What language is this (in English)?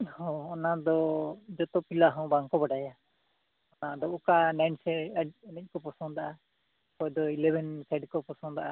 Santali